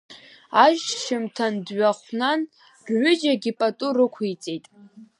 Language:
Abkhazian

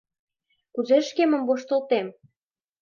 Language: Mari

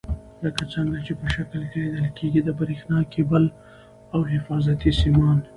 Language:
Pashto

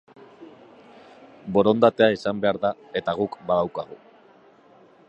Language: Basque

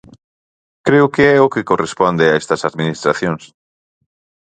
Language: Galician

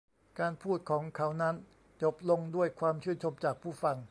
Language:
Thai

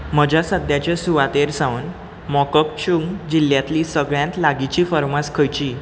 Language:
Konkani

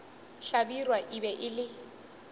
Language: Northern Sotho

